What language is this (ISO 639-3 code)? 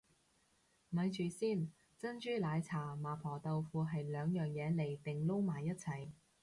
yue